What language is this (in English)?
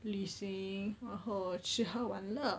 English